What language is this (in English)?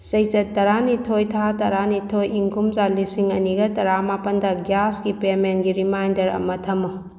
Manipuri